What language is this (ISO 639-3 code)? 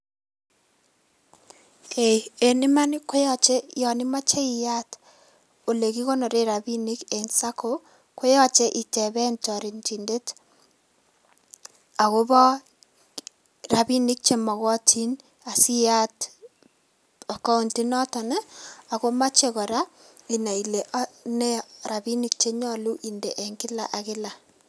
kln